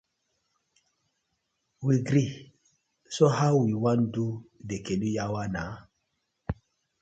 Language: Nigerian Pidgin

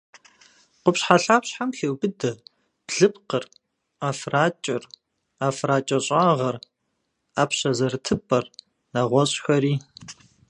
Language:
Kabardian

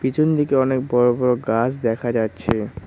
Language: Bangla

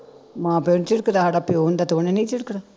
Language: Punjabi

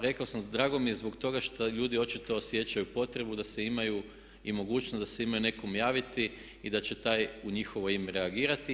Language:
Croatian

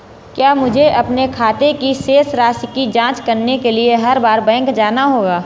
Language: Hindi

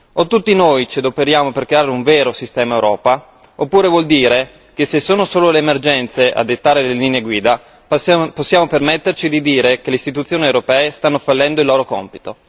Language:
Italian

